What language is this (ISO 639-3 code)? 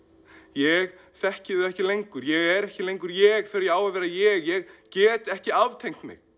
isl